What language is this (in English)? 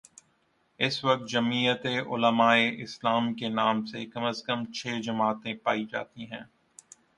Urdu